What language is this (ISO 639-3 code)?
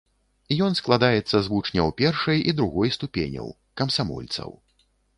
bel